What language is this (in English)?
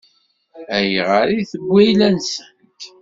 Kabyle